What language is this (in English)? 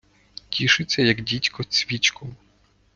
Ukrainian